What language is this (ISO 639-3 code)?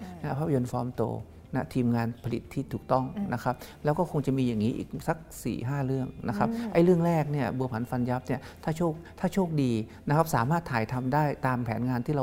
tha